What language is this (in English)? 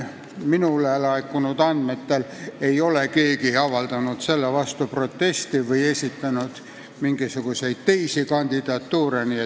Estonian